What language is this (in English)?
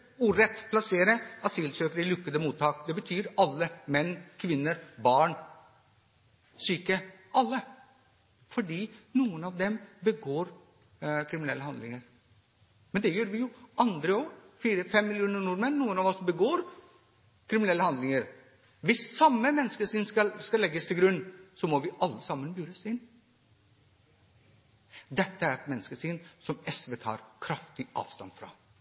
Norwegian Bokmål